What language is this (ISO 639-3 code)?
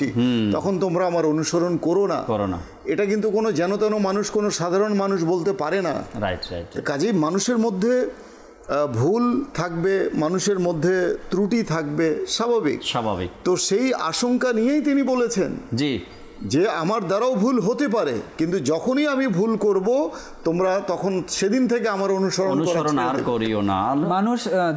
ara